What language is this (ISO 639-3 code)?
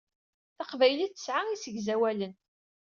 kab